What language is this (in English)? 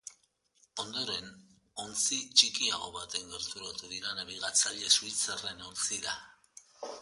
Basque